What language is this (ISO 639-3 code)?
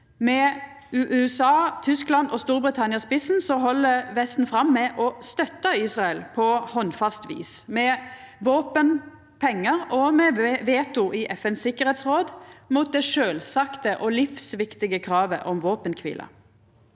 nor